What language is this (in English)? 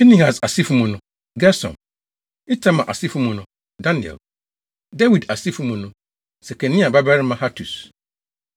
Akan